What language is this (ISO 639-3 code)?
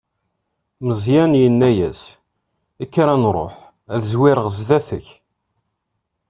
kab